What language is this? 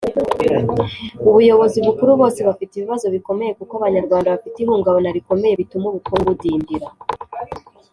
Kinyarwanda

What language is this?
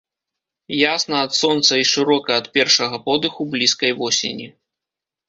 Belarusian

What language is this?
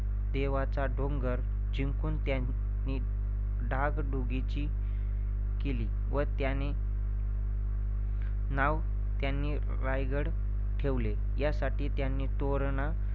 Marathi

